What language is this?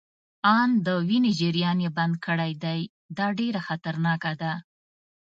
Pashto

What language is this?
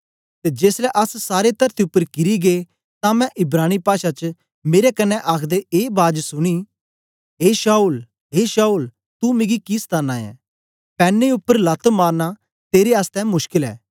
Dogri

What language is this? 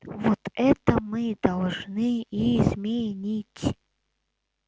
Russian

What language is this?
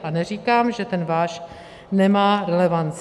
Czech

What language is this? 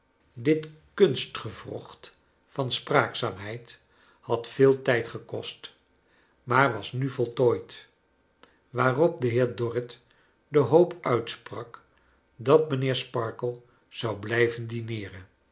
Dutch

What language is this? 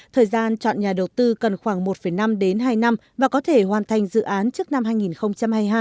Vietnamese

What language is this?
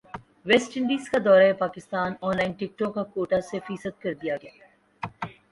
Urdu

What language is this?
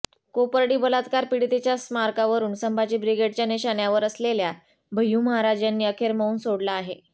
Marathi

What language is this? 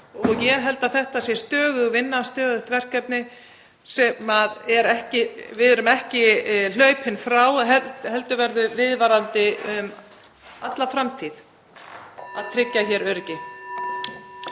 Icelandic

